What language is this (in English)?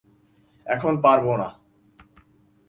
Bangla